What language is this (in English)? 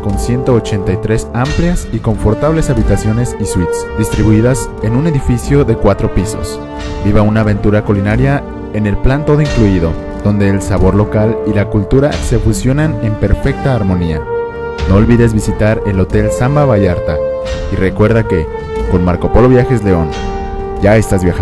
Spanish